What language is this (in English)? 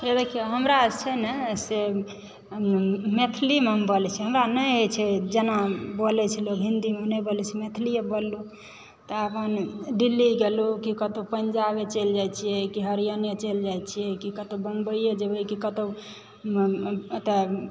Maithili